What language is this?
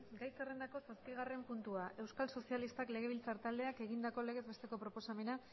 Basque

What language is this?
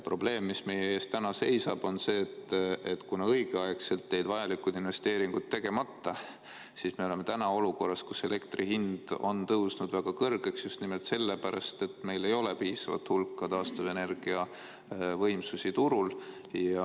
Estonian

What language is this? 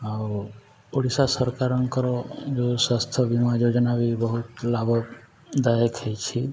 Odia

